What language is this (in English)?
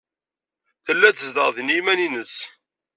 Kabyle